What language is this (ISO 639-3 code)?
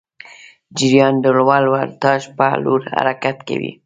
pus